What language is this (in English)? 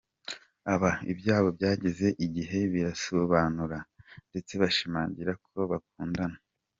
Kinyarwanda